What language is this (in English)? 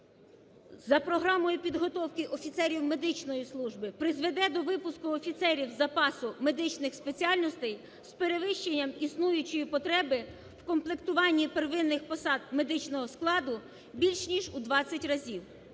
Ukrainian